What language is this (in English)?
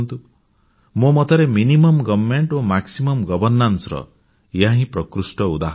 Odia